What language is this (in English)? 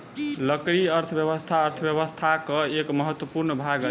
Maithili